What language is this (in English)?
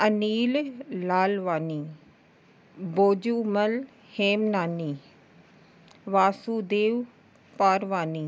Sindhi